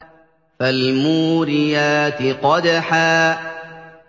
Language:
Arabic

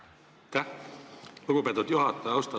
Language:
Estonian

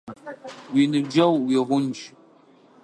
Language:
Adyghe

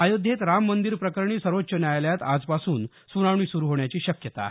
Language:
Marathi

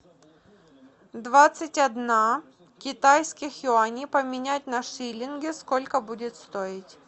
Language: Russian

